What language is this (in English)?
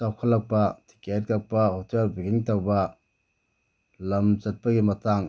Manipuri